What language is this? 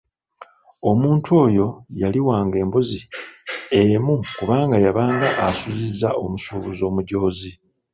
Ganda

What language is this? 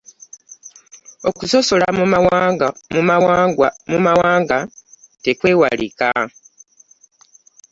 Ganda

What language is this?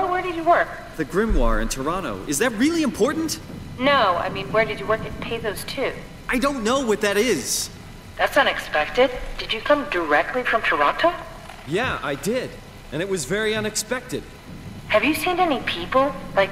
Korean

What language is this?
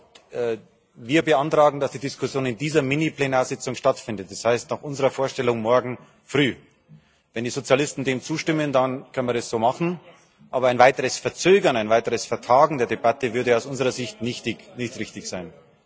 German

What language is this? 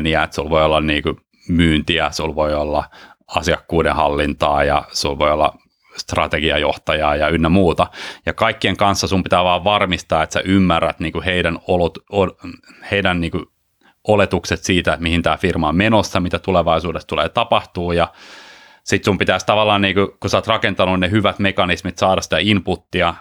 Finnish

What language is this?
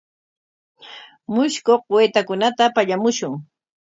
Corongo Ancash Quechua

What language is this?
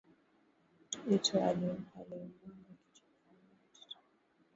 Swahili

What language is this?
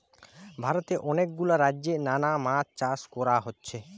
Bangla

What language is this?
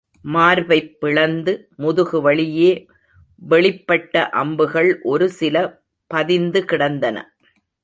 Tamil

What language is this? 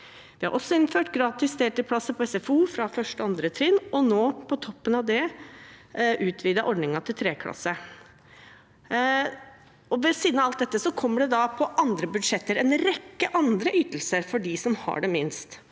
Norwegian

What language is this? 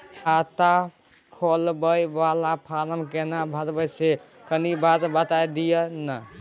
Maithili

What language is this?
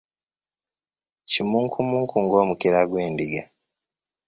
Ganda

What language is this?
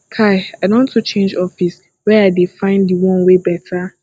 Nigerian Pidgin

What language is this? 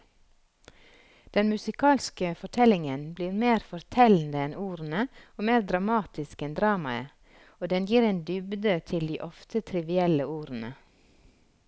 Norwegian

